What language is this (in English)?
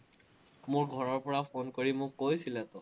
Assamese